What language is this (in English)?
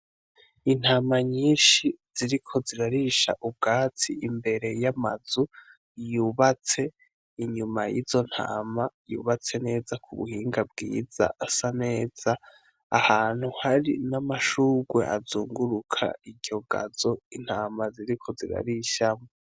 Rundi